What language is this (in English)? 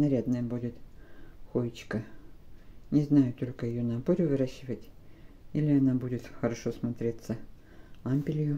Russian